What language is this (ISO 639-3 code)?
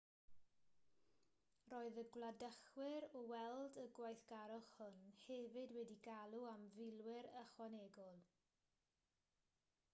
cym